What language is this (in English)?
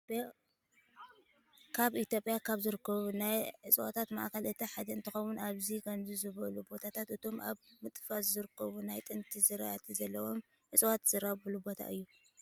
Tigrinya